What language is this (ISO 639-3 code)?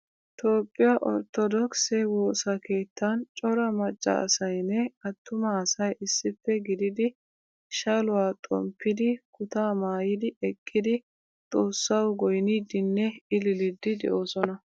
wal